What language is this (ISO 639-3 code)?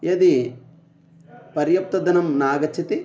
san